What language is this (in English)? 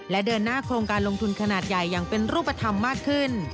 Thai